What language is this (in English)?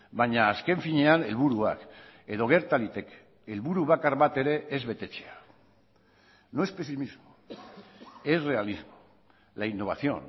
Basque